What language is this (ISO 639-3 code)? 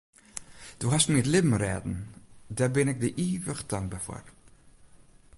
fry